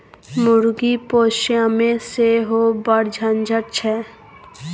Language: Maithili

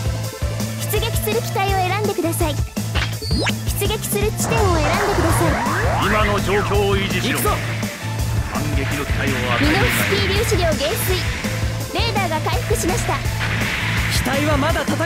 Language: Japanese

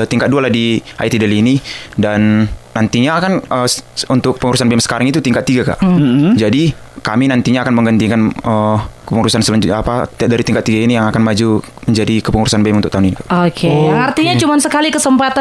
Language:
Indonesian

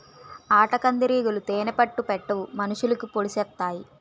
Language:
Telugu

